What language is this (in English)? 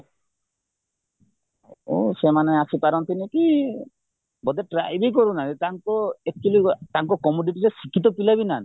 Odia